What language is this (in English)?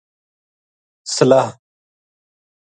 Gujari